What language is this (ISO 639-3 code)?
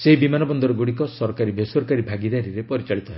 ori